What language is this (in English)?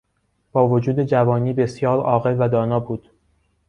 Persian